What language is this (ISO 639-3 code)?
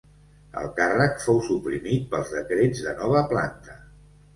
cat